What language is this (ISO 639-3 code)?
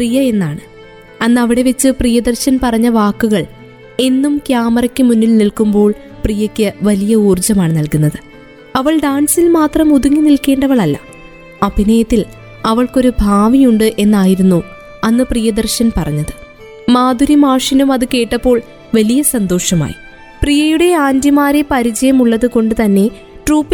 mal